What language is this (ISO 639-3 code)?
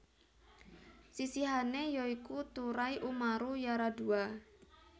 jav